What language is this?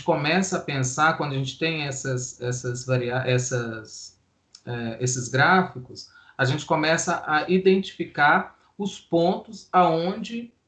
Portuguese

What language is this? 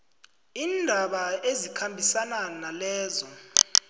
South Ndebele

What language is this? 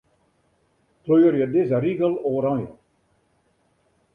Western Frisian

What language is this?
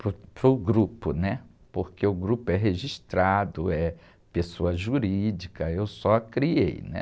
Portuguese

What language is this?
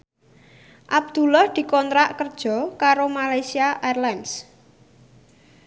Javanese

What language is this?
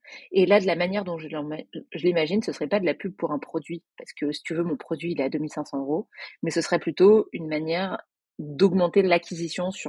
French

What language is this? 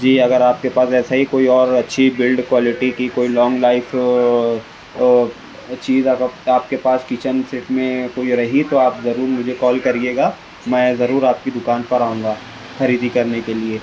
Urdu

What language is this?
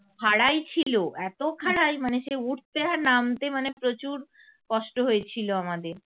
Bangla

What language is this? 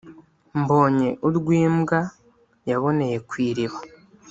Kinyarwanda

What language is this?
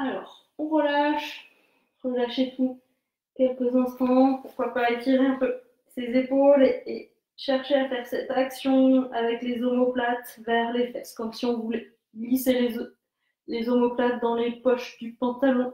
French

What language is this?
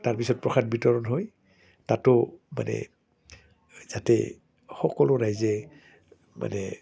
Assamese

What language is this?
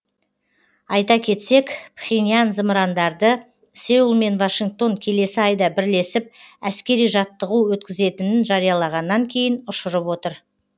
Kazakh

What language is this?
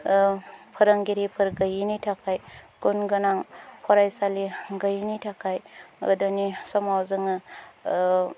Bodo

